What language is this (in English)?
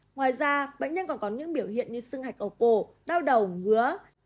Vietnamese